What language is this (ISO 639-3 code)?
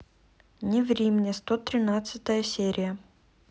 rus